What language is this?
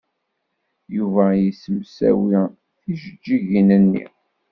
Kabyle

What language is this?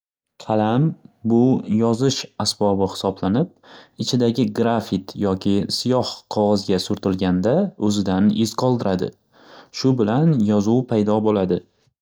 Uzbek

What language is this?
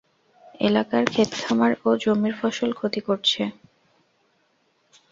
Bangla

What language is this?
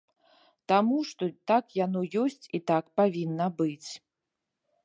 Belarusian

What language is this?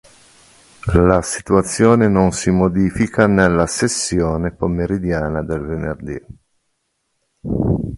Italian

